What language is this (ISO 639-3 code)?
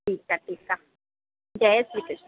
snd